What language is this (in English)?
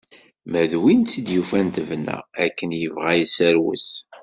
Kabyle